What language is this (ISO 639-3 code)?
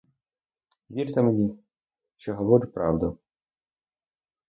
ukr